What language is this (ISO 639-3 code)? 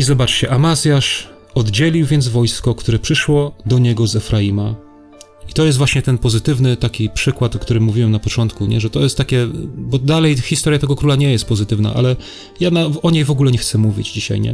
pol